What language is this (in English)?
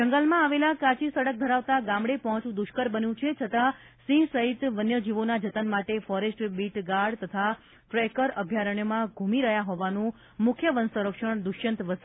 Gujarati